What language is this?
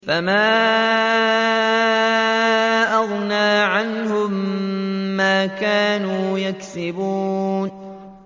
Arabic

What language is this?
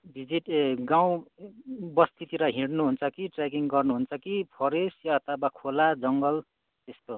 Nepali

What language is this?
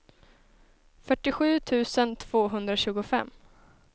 Swedish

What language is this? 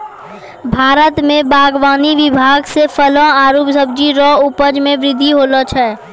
Maithili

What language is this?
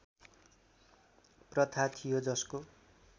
Nepali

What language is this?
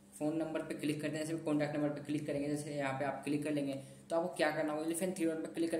Hindi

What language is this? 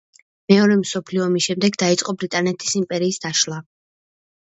Georgian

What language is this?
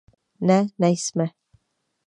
Czech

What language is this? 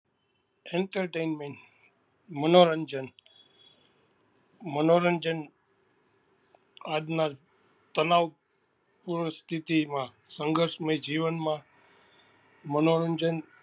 Gujarati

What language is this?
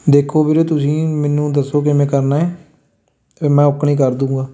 Punjabi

